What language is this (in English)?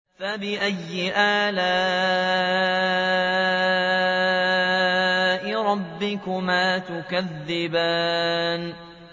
Arabic